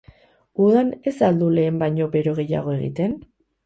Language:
Basque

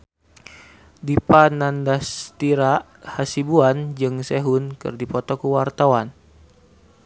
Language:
Sundanese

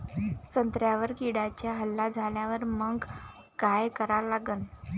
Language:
Marathi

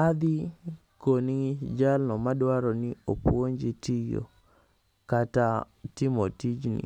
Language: Luo (Kenya and Tanzania)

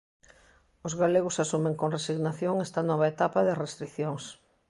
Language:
Galician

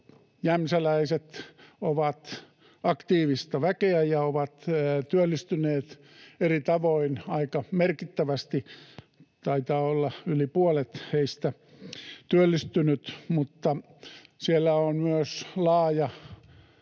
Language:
Finnish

